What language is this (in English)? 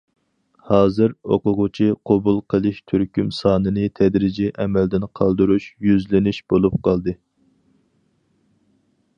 Uyghur